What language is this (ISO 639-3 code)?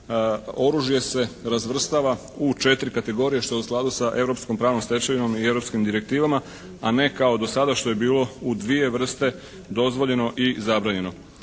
hrv